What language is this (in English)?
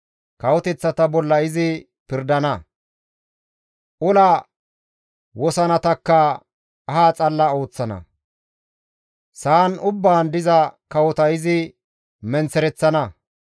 Gamo